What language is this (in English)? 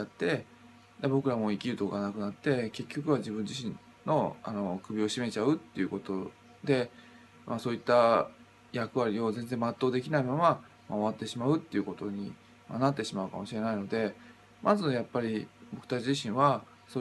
Japanese